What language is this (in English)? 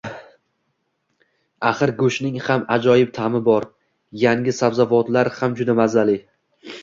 Uzbek